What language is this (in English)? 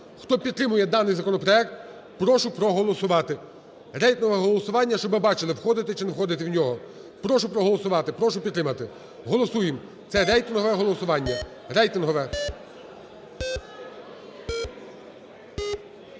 Ukrainian